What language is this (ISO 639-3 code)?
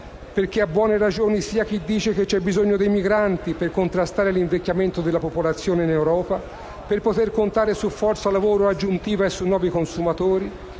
ita